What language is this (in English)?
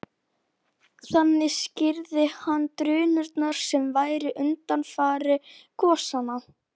Icelandic